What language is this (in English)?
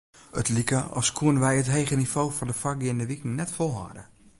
Western Frisian